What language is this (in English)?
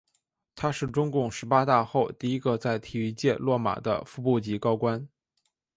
Chinese